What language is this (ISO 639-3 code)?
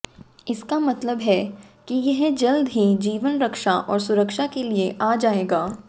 hin